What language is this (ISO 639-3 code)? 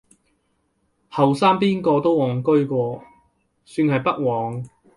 yue